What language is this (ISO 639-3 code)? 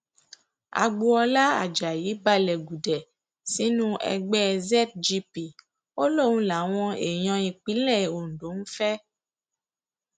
yor